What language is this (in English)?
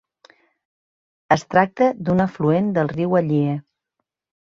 Catalan